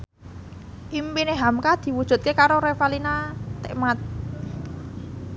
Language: Javanese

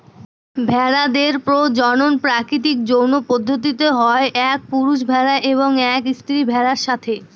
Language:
Bangla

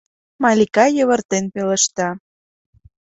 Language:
Mari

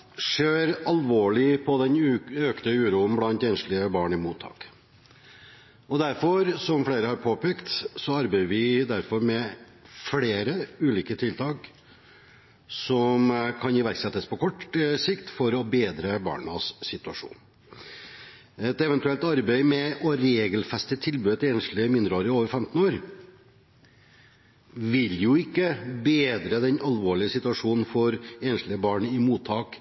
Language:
Norwegian Bokmål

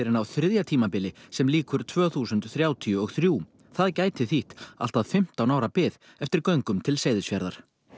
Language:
Icelandic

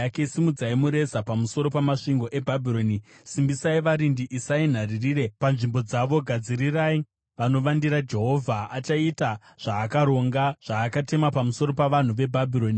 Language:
Shona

